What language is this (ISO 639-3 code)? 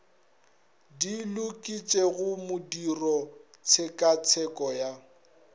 nso